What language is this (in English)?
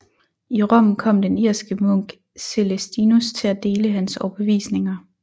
Danish